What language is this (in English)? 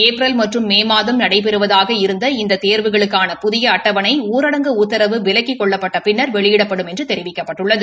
Tamil